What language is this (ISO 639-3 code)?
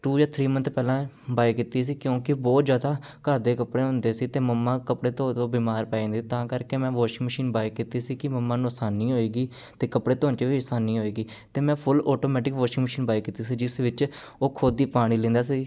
pan